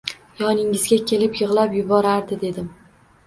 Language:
Uzbek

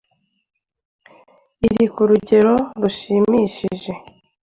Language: Kinyarwanda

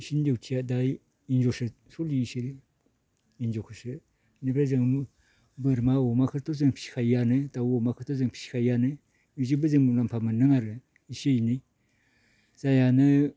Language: Bodo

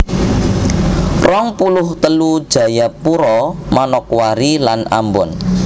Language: Javanese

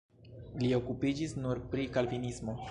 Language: Esperanto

